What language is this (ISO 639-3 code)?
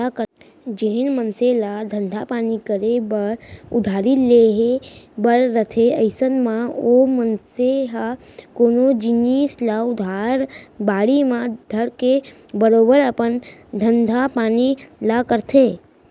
hne